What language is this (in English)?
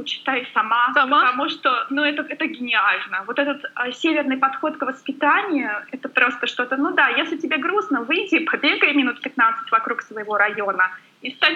Russian